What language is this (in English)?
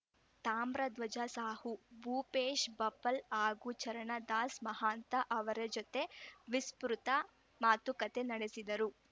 Kannada